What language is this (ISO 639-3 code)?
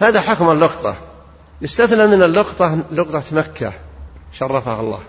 ara